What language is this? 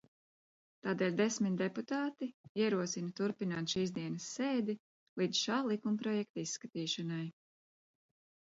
Latvian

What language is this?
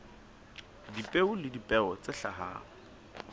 Southern Sotho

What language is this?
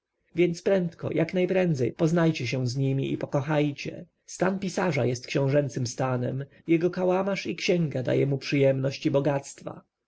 Polish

